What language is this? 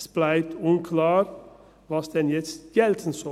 Swiss German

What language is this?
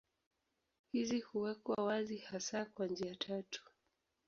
Swahili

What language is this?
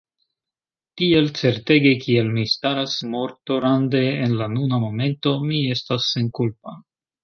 Esperanto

